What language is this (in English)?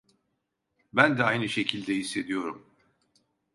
Turkish